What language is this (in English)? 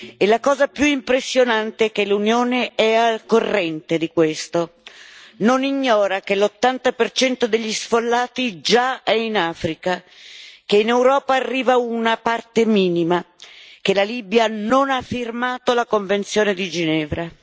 Italian